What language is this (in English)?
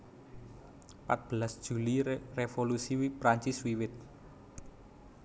Javanese